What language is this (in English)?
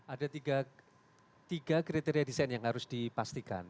Indonesian